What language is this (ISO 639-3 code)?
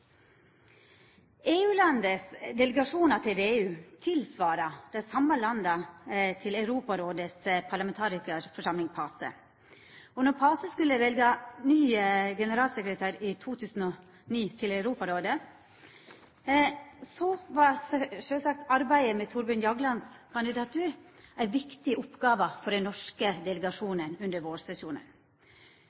nno